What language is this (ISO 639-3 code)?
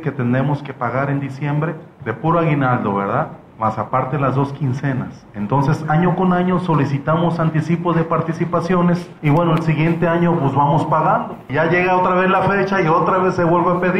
spa